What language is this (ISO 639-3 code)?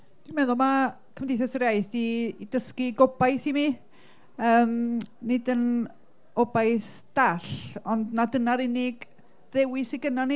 cym